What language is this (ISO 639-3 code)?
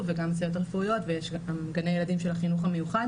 heb